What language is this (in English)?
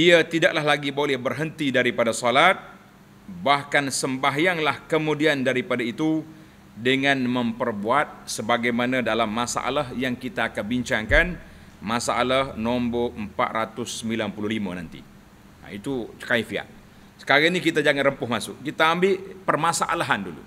Malay